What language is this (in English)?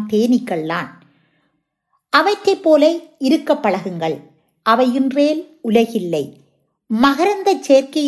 Tamil